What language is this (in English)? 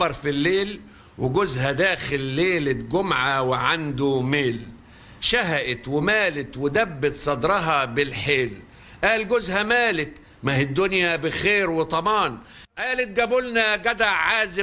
Arabic